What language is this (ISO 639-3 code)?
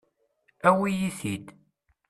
kab